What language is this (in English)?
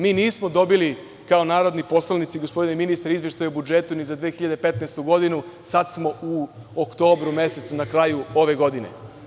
Serbian